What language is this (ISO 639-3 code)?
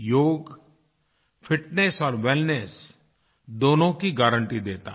hin